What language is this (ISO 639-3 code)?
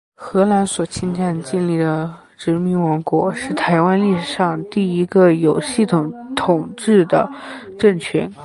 zho